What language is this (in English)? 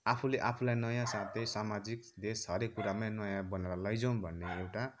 Nepali